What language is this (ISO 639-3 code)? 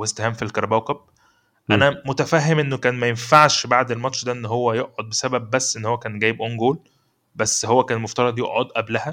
ara